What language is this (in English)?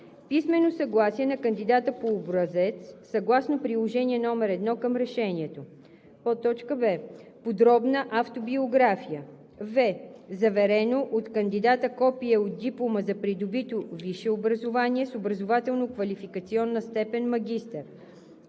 Bulgarian